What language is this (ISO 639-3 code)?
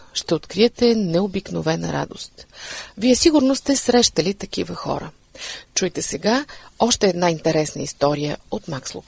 bul